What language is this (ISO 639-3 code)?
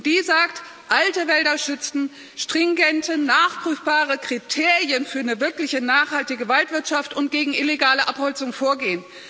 deu